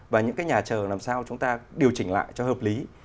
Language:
Vietnamese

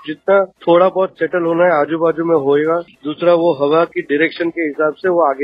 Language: Hindi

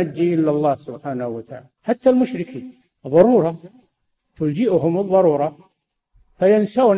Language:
Arabic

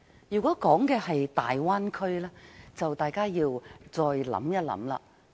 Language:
Cantonese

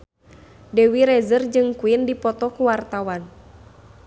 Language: Sundanese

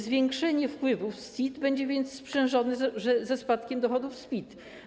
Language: Polish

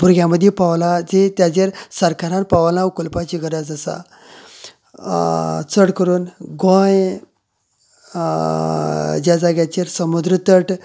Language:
Konkani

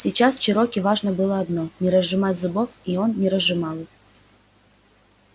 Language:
Russian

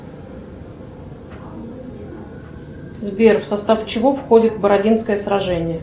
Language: Russian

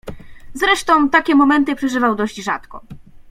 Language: Polish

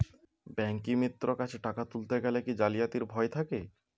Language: Bangla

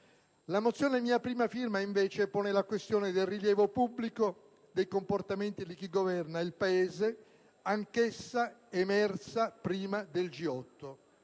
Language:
Italian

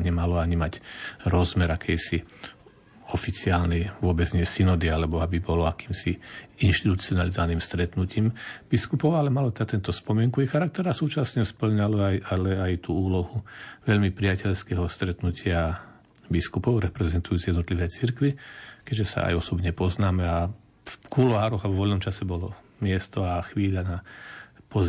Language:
Slovak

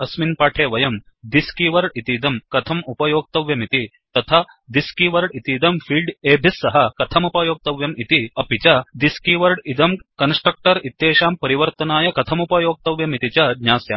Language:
Sanskrit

